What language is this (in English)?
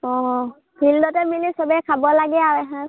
Assamese